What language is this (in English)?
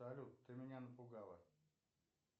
Russian